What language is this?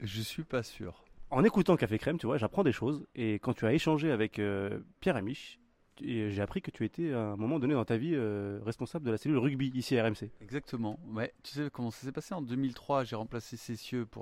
French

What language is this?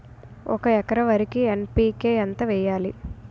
Telugu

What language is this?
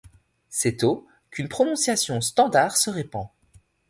French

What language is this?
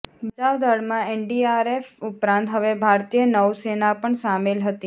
Gujarati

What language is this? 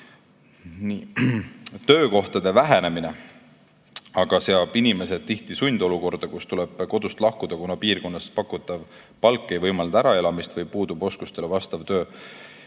Estonian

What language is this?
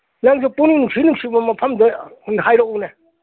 Manipuri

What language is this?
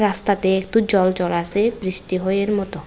Bangla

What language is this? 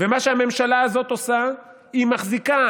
Hebrew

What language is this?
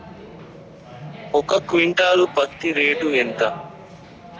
Telugu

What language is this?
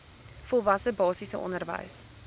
Afrikaans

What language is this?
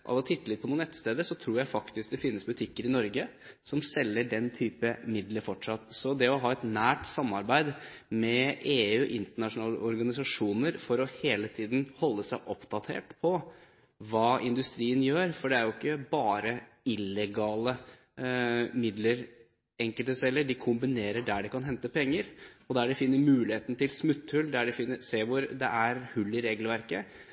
Norwegian Bokmål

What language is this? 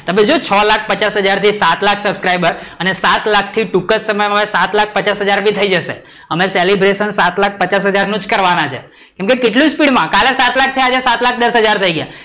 Gujarati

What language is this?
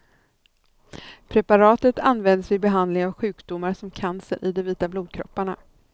Swedish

